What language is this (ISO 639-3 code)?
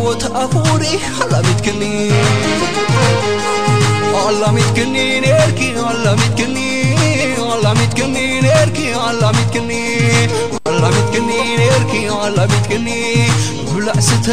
ara